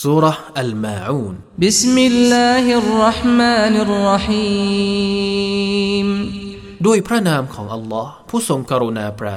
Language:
Thai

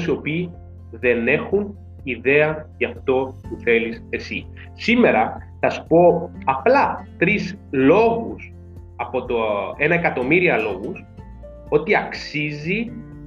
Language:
Greek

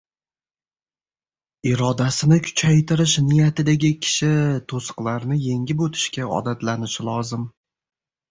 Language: Uzbek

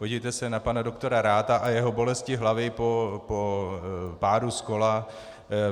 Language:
Czech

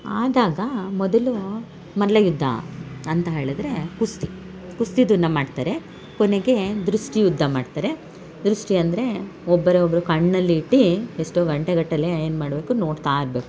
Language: Kannada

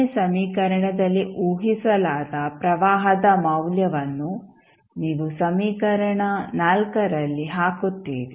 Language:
Kannada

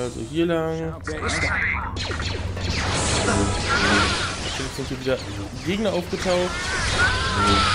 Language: German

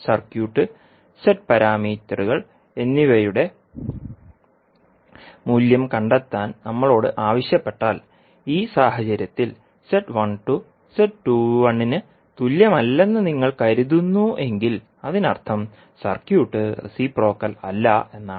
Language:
Malayalam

